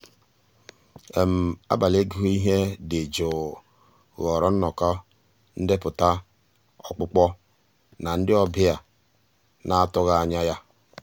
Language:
Igbo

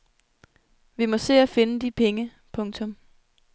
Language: Danish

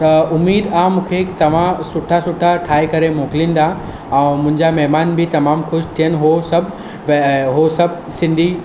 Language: Sindhi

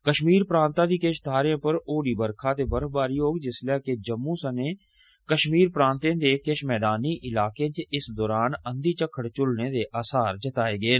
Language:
Dogri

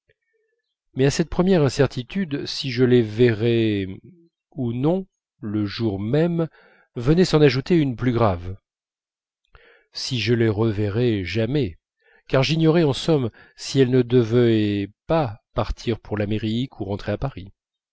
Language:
French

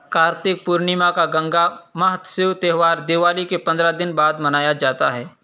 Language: Urdu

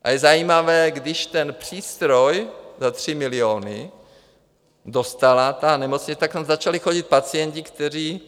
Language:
Czech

